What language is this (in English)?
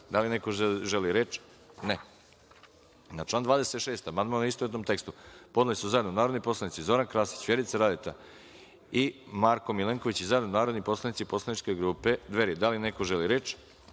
Serbian